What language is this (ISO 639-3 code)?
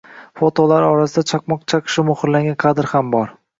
uzb